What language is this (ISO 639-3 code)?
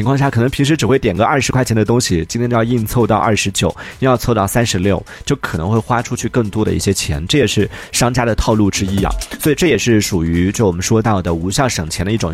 zho